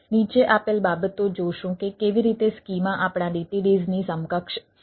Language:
Gujarati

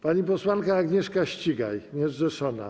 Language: Polish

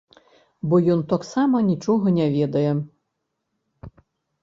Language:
Belarusian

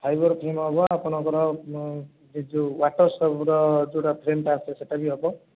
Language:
Odia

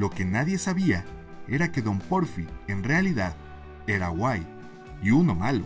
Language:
Spanish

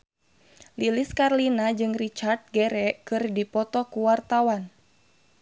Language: Sundanese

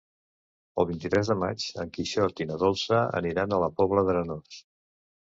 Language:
Catalan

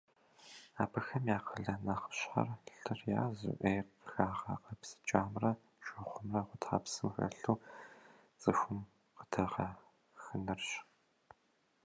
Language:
Kabardian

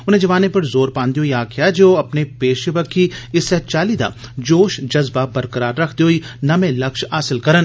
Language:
Dogri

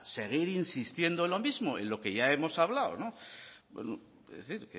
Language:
Spanish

